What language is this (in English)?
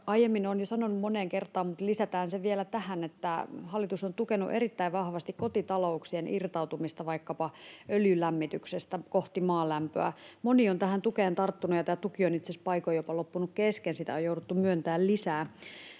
Finnish